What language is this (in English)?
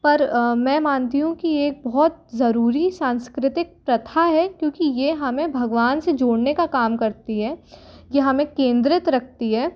Hindi